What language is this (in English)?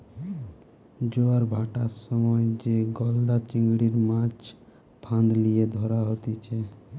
Bangla